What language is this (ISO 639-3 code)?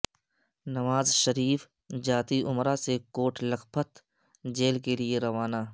urd